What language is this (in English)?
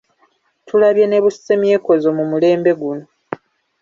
Ganda